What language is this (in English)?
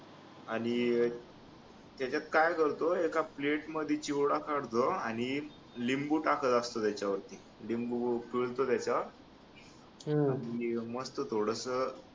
Marathi